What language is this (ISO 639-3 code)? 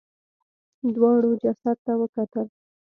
pus